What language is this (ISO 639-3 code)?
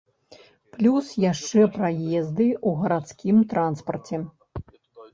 bel